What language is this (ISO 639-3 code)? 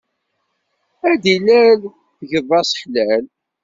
kab